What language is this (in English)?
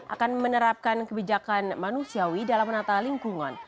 Indonesian